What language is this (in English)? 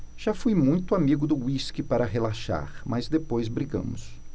Portuguese